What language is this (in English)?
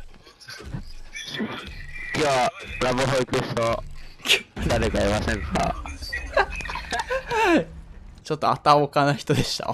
Japanese